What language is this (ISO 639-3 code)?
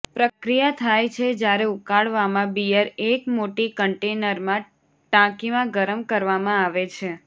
guj